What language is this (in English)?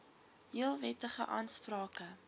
Afrikaans